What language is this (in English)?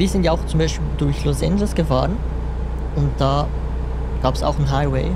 German